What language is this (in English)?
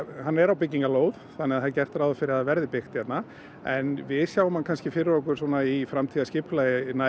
Icelandic